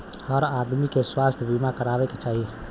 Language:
Bhojpuri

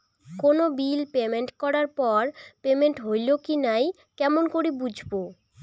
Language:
Bangla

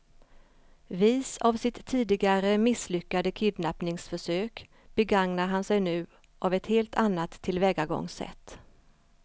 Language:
Swedish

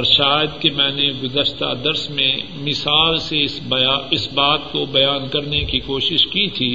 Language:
Urdu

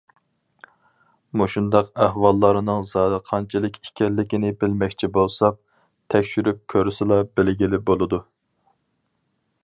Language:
Uyghur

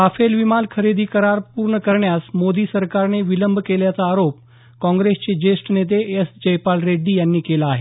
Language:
Marathi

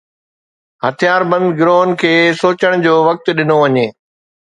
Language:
Sindhi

